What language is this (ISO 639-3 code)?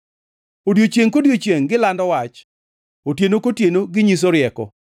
luo